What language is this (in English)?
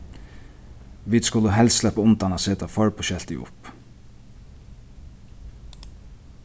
Faroese